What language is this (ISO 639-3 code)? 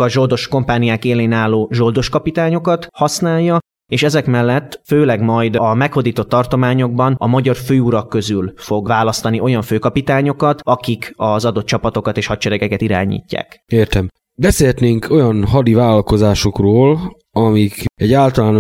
hun